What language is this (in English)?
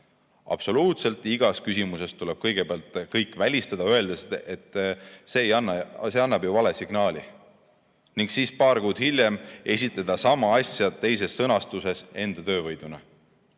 Estonian